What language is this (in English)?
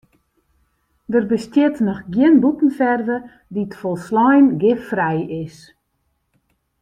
Western Frisian